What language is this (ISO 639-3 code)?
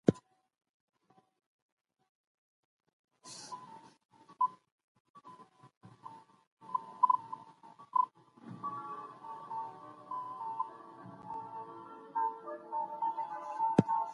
pus